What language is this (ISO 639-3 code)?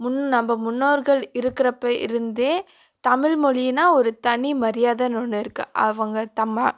tam